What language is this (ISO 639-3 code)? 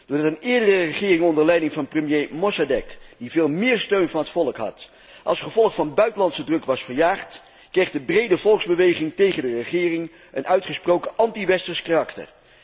nld